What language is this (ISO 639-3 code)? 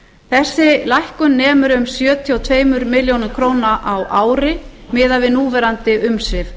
isl